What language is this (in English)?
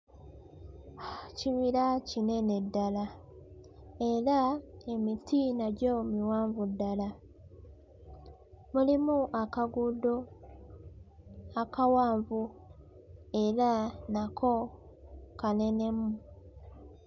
Ganda